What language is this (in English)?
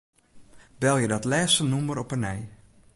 Western Frisian